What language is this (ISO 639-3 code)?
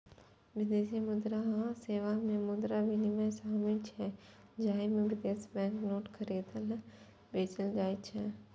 mai